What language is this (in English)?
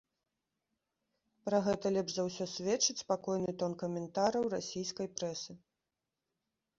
Belarusian